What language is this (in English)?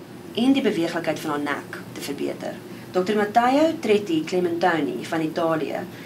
Dutch